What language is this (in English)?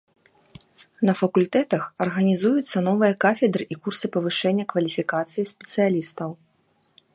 Belarusian